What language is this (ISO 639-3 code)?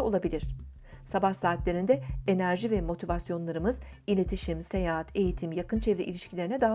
tur